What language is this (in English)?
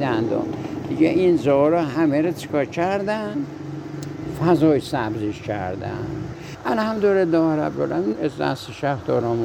Persian